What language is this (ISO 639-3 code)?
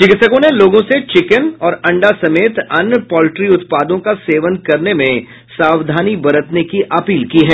hin